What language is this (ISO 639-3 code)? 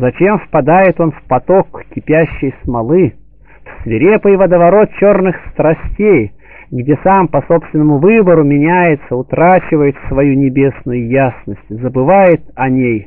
rus